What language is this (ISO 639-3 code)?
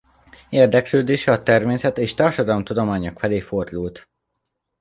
hun